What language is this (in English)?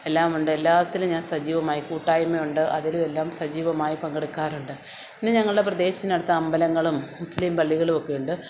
Malayalam